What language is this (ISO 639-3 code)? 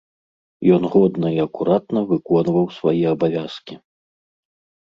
bel